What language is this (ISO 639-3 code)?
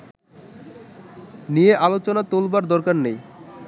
ben